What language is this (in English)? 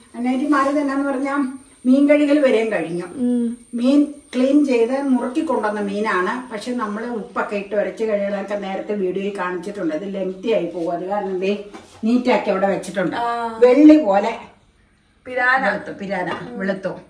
Malayalam